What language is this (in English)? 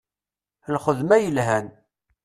Kabyle